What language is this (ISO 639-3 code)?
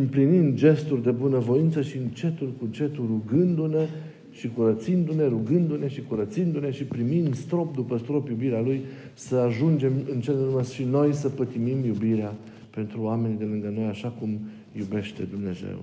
ron